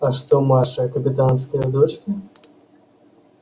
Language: Russian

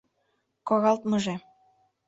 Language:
Mari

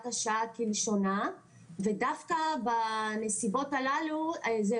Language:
Hebrew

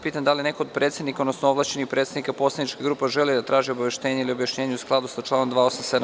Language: Serbian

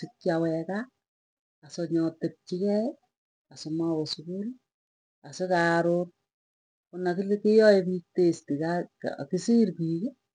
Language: Tugen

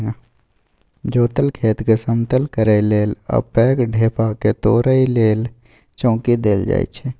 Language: Maithili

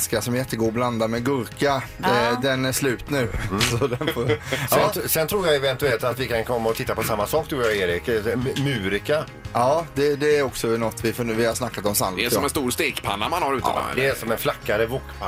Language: Swedish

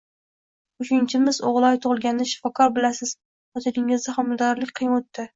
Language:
Uzbek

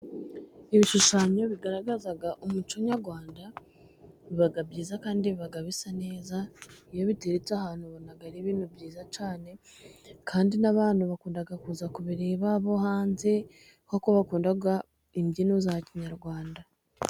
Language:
Kinyarwanda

